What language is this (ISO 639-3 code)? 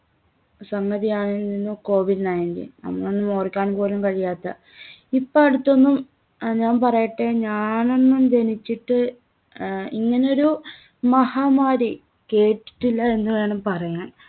mal